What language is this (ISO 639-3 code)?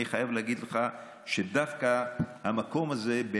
heb